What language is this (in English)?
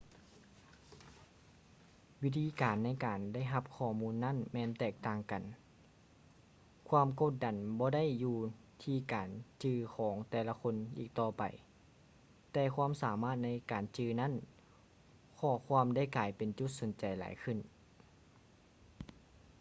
Lao